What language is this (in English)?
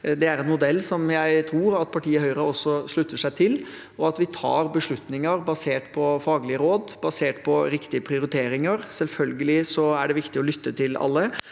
Norwegian